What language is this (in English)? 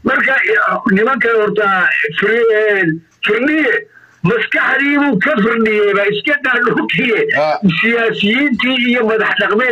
Arabic